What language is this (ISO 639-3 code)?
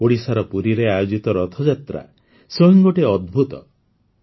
ori